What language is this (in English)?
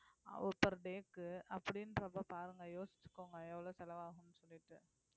Tamil